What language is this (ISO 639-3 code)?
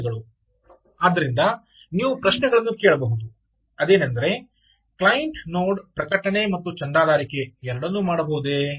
kan